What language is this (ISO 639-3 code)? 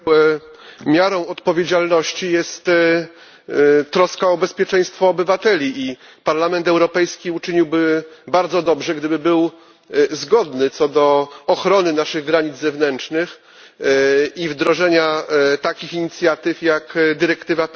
pol